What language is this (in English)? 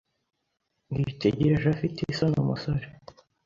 Kinyarwanda